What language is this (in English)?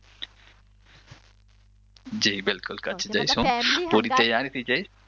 Gujarati